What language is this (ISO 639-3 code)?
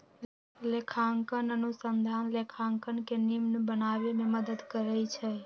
mag